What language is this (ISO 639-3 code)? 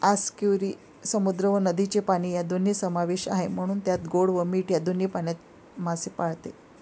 mar